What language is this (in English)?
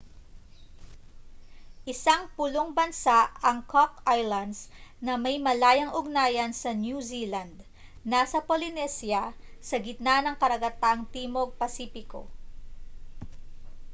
Filipino